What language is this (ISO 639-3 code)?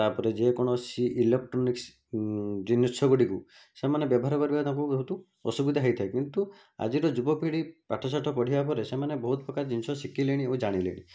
ori